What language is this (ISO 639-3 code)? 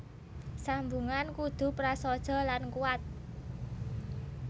jav